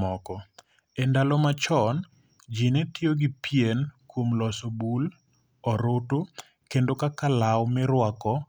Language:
Luo (Kenya and Tanzania)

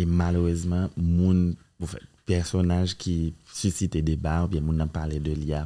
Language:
French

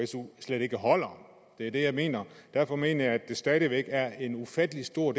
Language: Danish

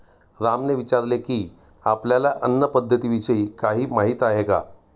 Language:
Marathi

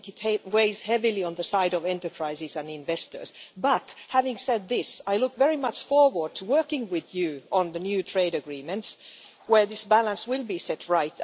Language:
English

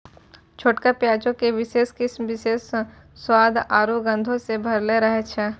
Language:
Maithili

